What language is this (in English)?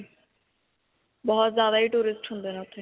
Punjabi